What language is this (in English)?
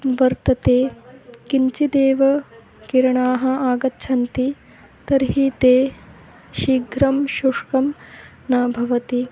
Sanskrit